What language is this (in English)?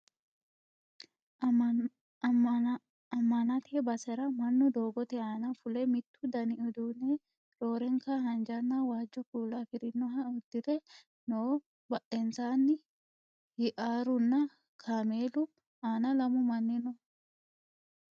Sidamo